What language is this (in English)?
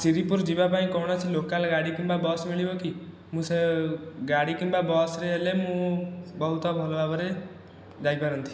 Odia